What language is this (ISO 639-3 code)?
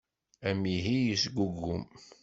kab